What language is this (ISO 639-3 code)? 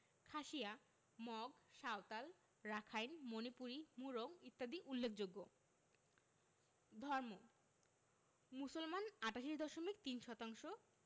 ben